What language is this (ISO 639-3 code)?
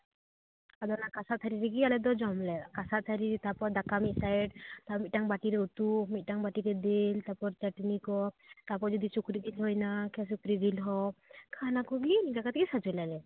sat